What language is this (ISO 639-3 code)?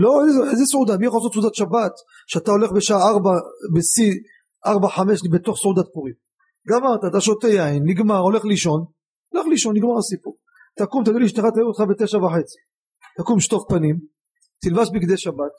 heb